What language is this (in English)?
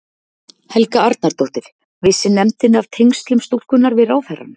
Icelandic